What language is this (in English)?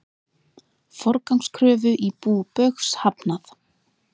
Icelandic